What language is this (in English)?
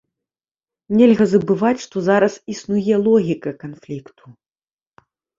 Belarusian